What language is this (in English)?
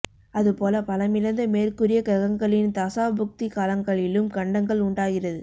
Tamil